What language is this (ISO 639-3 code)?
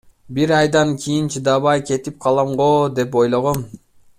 kir